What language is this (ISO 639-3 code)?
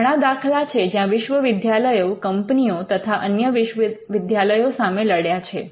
guj